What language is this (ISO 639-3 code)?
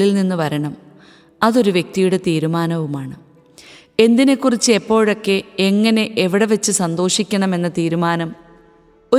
mal